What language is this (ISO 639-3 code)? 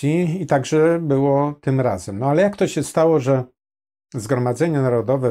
pol